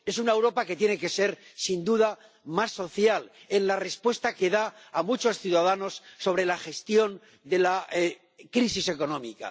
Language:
Spanish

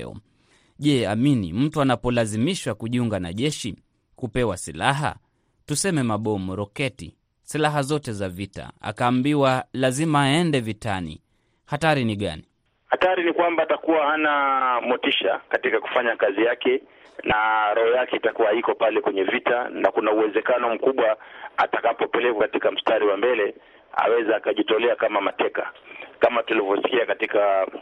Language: Swahili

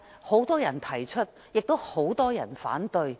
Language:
Cantonese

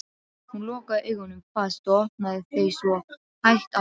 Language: Icelandic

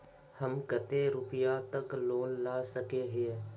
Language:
Magahi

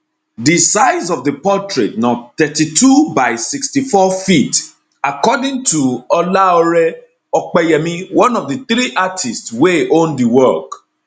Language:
Nigerian Pidgin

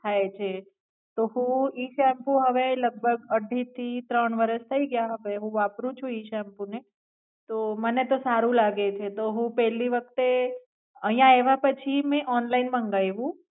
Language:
Gujarati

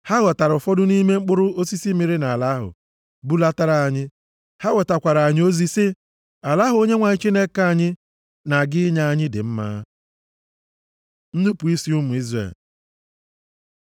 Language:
Igbo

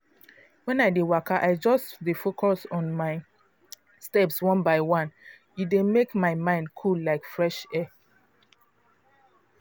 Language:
Nigerian Pidgin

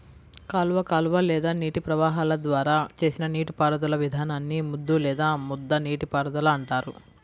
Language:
Telugu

